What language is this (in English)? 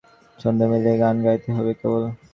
Bangla